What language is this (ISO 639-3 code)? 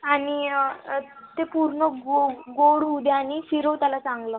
mar